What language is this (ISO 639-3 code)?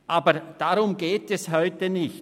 gsw